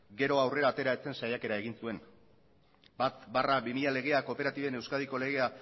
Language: Basque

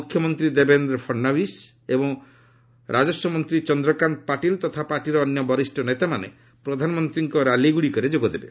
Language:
Odia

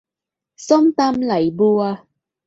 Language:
Thai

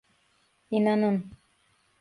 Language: Turkish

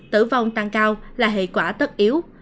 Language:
Vietnamese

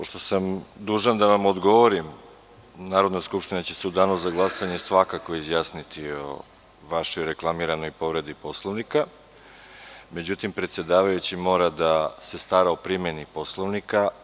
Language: Serbian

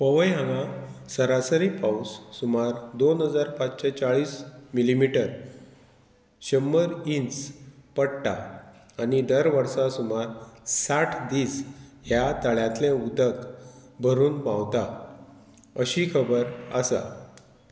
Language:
Konkani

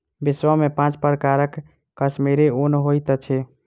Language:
Maithili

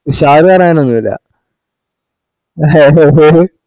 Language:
Malayalam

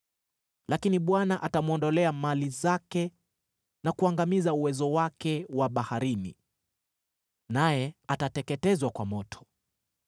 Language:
Swahili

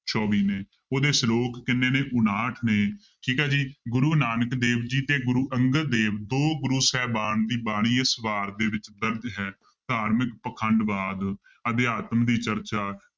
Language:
Punjabi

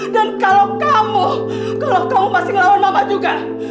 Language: Indonesian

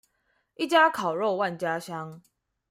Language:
Chinese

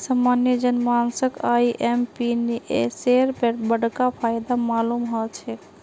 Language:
Magahi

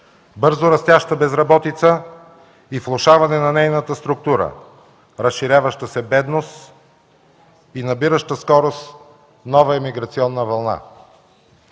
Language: Bulgarian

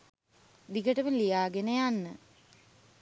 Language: Sinhala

